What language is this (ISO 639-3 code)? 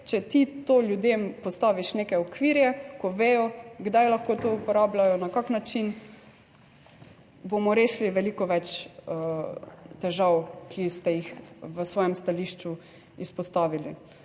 slv